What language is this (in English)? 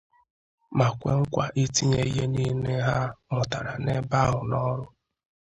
Igbo